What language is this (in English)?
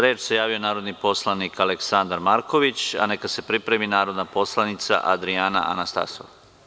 Serbian